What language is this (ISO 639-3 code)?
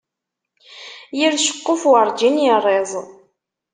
kab